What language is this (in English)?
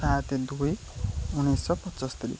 Odia